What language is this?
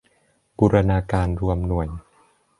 Thai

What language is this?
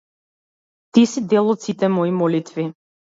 Macedonian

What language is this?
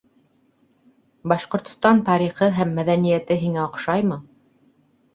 Bashkir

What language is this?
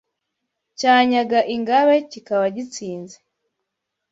Kinyarwanda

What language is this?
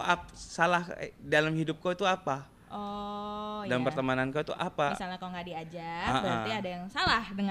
Indonesian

